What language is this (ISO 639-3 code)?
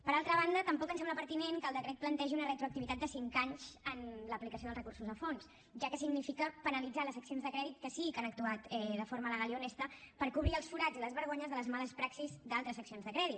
cat